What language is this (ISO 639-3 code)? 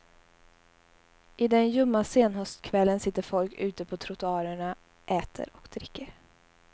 swe